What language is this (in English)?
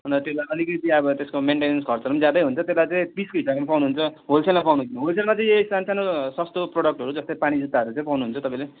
Nepali